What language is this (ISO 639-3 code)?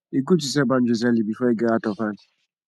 pcm